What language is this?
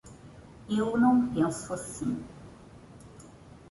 Portuguese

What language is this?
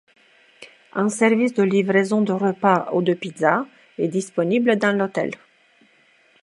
French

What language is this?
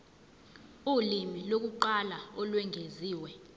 Zulu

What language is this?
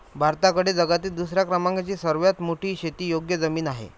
Marathi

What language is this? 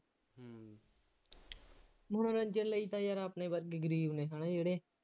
Punjabi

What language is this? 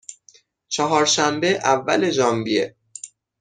Persian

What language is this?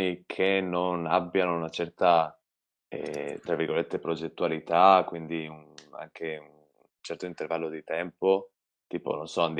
Italian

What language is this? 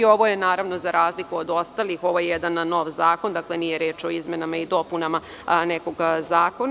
Serbian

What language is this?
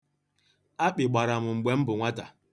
Igbo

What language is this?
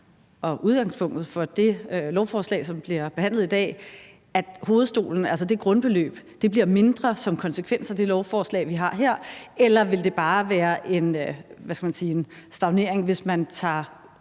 Danish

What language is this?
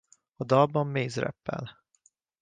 Hungarian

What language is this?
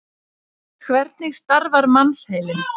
Icelandic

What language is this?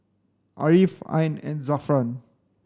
English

